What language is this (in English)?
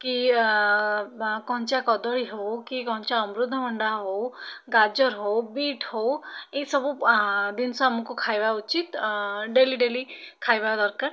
Odia